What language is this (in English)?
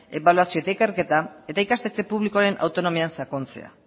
Basque